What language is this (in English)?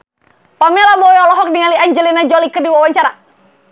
Sundanese